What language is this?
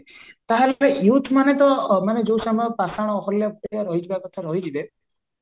Odia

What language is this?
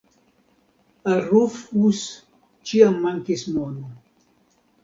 Esperanto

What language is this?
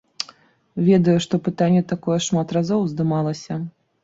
Belarusian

